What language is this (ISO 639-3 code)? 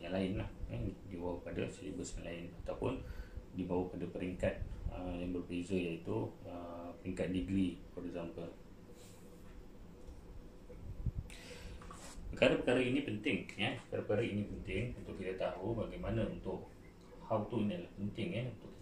msa